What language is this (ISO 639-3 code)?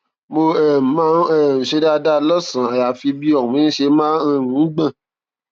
yor